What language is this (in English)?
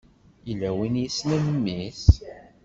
Kabyle